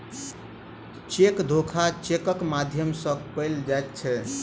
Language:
Maithili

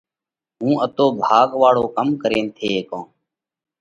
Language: Parkari Koli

